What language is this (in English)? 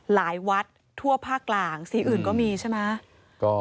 Thai